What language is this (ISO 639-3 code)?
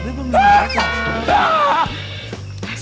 ind